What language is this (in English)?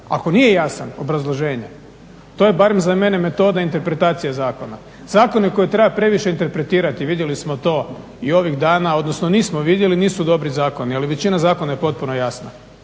Croatian